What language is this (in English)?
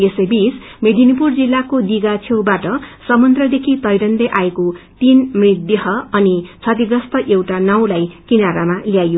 Nepali